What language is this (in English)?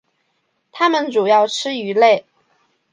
Chinese